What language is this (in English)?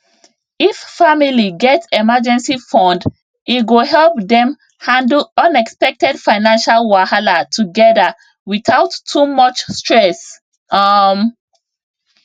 Nigerian Pidgin